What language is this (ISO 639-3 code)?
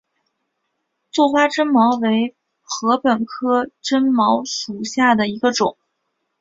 zho